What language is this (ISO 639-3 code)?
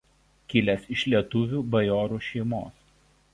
lit